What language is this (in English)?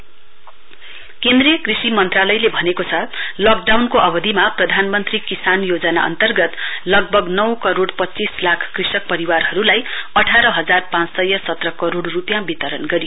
Nepali